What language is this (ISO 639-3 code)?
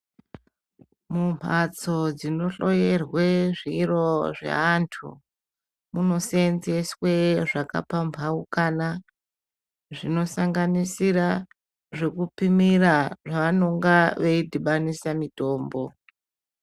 ndc